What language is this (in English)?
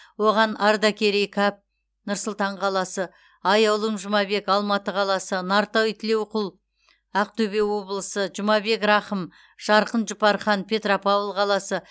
Kazakh